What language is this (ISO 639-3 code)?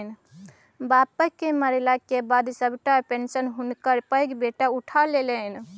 mai